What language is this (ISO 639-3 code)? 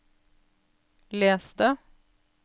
nor